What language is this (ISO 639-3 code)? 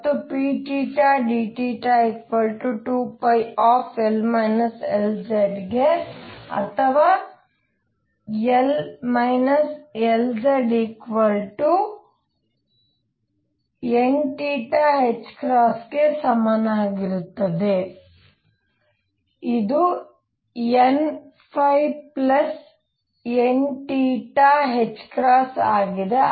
kan